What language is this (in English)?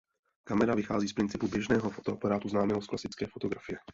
Czech